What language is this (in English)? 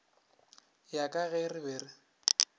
Northern Sotho